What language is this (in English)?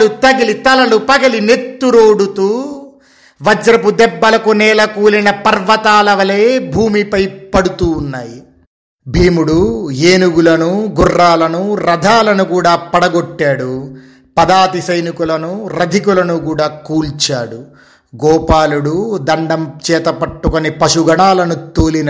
Telugu